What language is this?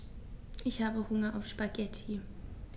German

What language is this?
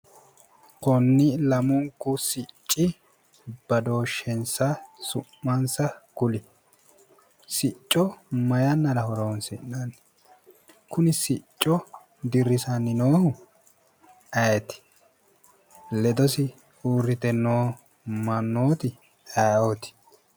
Sidamo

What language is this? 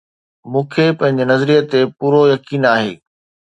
Sindhi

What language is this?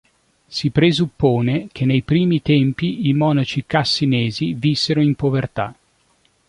Italian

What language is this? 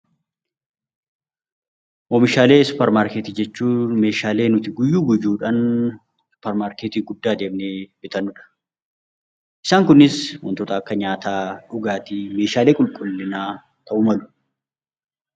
Oromo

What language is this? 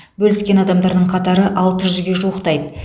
Kazakh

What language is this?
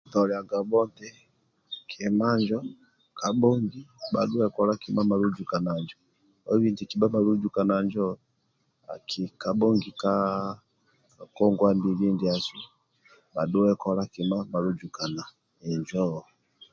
Amba (Uganda)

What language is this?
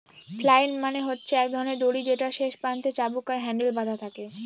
Bangla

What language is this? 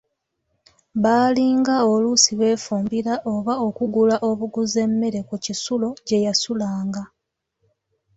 Ganda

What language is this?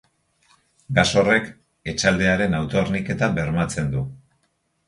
Basque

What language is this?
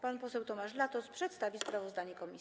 Polish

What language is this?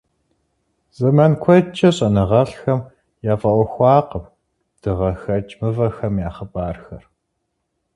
Kabardian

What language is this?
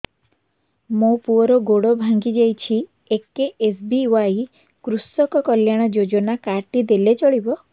Odia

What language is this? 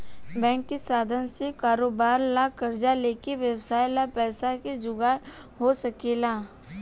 Bhojpuri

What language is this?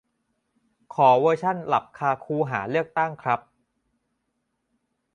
Thai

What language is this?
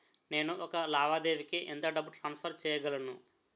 Telugu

